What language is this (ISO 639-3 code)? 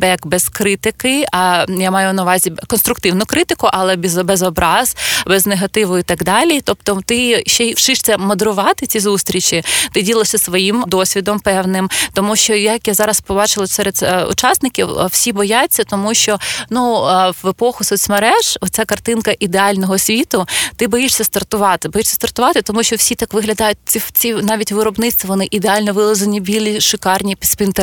ukr